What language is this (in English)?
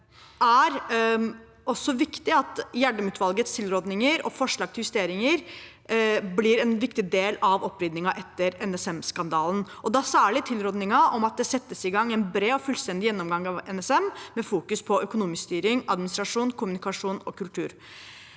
Norwegian